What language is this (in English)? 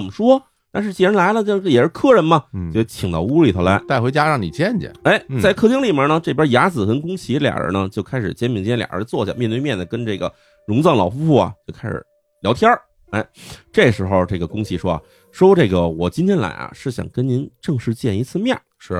Chinese